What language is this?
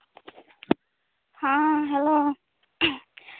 Santali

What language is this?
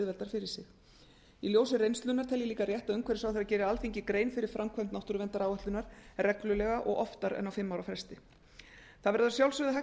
Icelandic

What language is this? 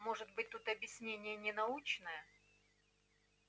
Russian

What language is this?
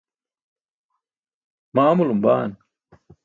Burushaski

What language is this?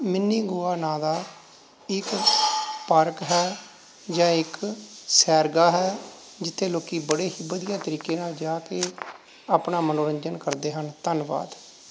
Punjabi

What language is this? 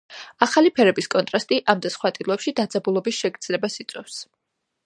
Georgian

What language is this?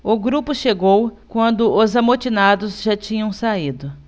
Portuguese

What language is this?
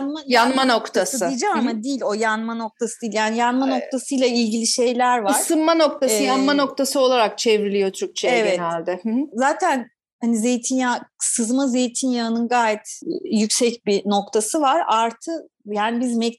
Turkish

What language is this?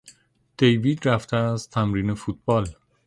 Persian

